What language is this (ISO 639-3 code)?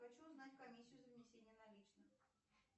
rus